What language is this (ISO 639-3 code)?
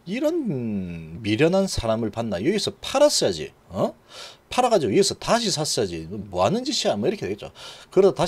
kor